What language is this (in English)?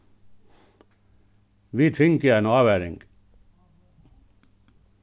Faroese